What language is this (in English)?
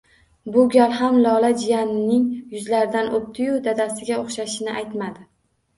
Uzbek